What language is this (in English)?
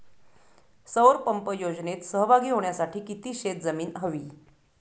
Marathi